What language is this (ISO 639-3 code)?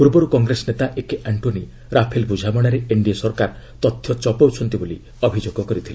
ori